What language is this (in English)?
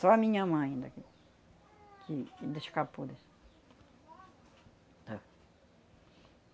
Portuguese